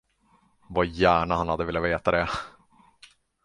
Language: Swedish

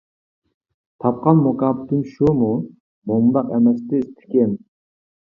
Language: Uyghur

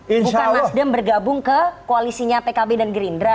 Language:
Indonesian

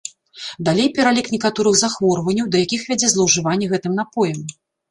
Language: Belarusian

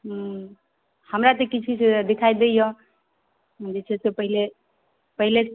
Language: Maithili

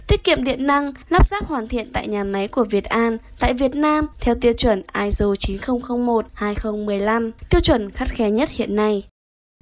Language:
Vietnamese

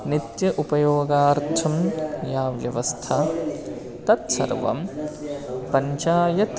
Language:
Sanskrit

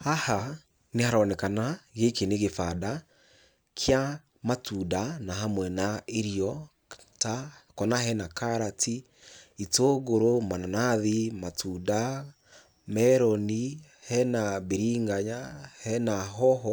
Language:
Kikuyu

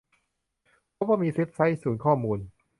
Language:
Thai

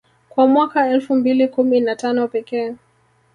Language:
Swahili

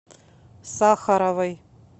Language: Russian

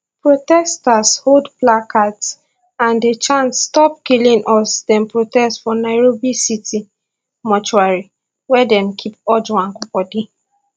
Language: Nigerian Pidgin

